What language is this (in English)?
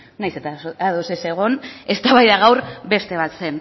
Basque